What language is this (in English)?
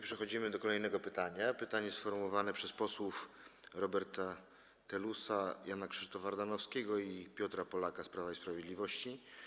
Polish